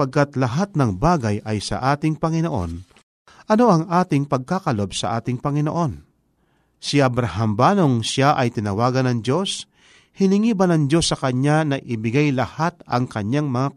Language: Filipino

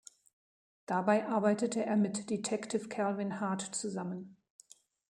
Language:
German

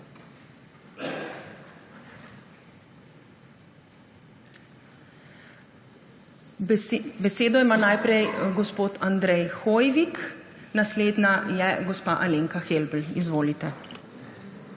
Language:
Slovenian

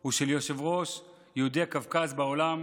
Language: Hebrew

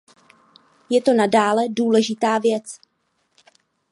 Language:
Czech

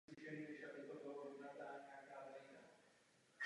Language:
Czech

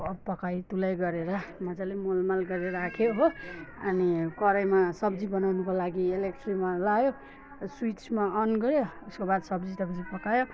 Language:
Nepali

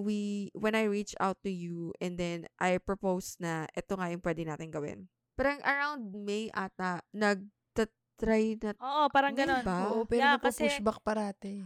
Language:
Filipino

